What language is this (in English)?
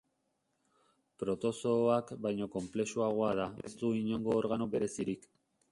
Basque